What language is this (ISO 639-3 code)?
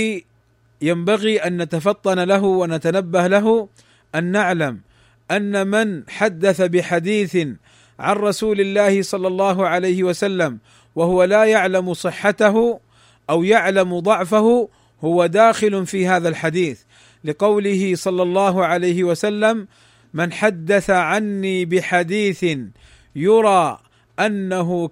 ara